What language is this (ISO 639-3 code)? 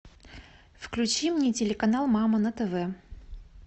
rus